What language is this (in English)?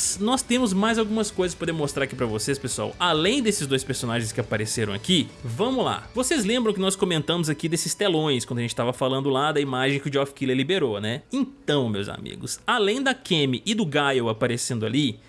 Portuguese